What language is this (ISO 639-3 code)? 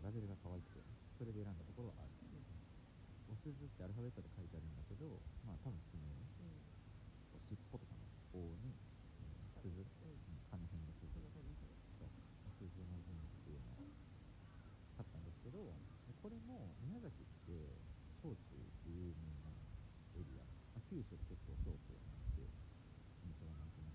jpn